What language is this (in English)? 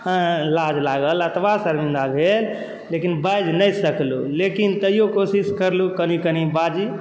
Maithili